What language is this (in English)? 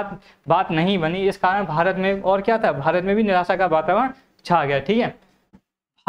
Hindi